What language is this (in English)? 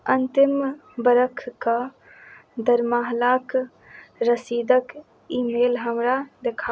Maithili